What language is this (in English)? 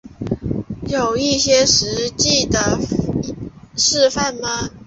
Chinese